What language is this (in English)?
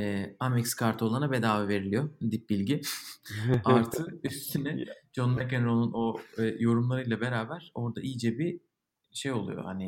Turkish